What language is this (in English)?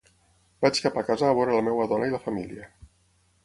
Catalan